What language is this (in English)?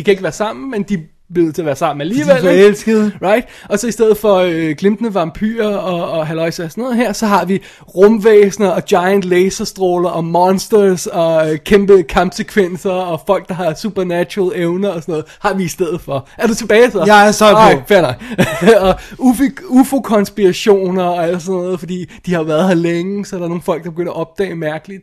Danish